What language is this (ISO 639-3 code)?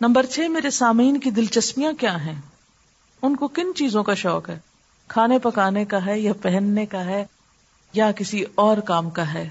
urd